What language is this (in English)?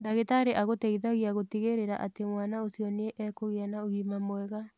Kikuyu